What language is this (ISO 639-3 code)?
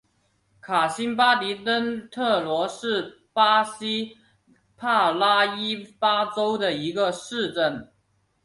zho